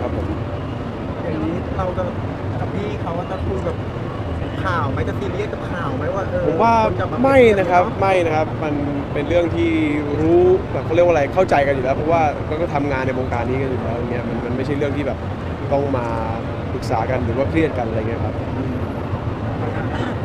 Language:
Thai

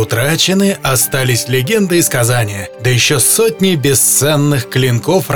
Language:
Russian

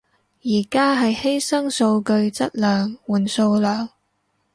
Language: Cantonese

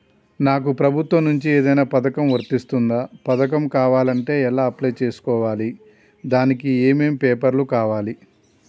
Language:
Telugu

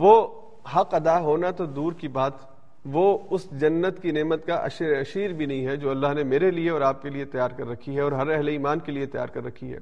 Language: Urdu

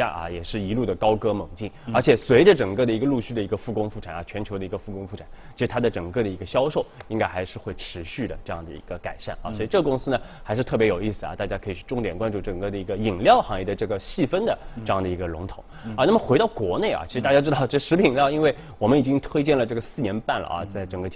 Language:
Chinese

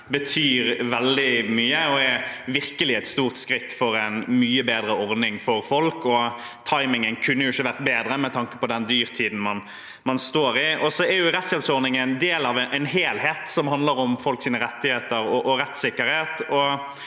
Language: Norwegian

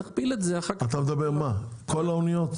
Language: Hebrew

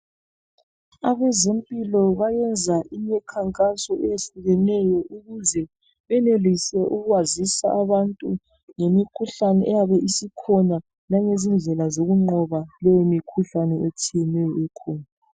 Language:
North Ndebele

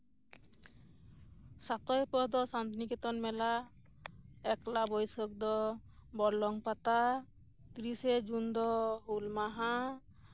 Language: Santali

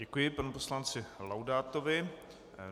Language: Czech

